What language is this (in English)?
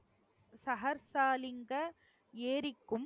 Tamil